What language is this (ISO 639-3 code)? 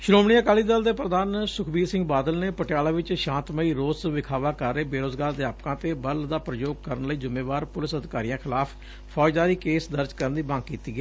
pan